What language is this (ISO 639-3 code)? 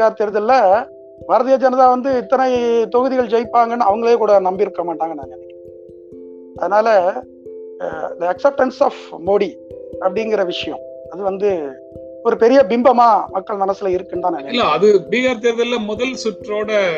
tam